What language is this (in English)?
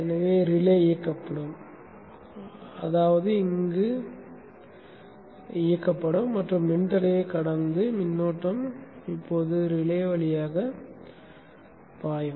Tamil